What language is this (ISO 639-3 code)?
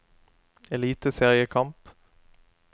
nor